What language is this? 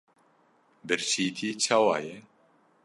Kurdish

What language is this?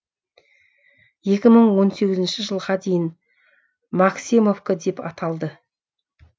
Kazakh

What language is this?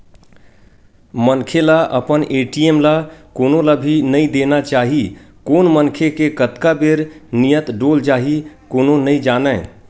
Chhattisgarhi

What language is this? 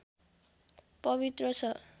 Nepali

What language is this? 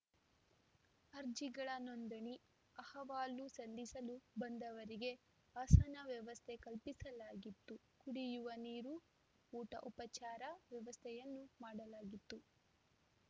Kannada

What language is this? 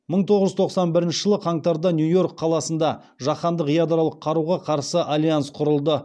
Kazakh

